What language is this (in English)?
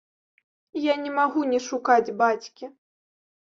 Belarusian